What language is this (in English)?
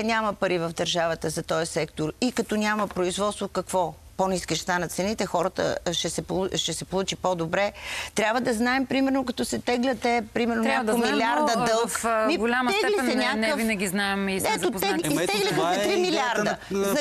Bulgarian